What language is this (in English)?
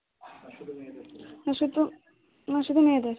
Bangla